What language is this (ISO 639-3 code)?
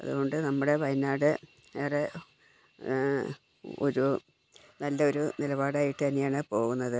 mal